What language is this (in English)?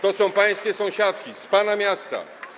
Polish